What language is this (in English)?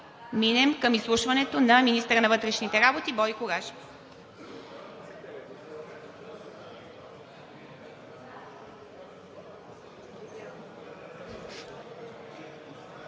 Bulgarian